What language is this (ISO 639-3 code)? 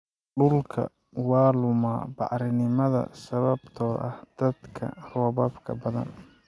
som